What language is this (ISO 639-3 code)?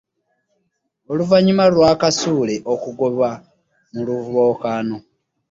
lug